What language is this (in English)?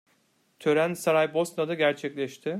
Turkish